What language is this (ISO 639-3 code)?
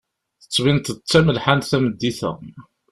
kab